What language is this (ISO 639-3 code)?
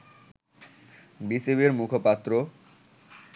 ben